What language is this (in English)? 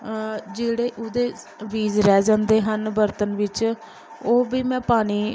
Punjabi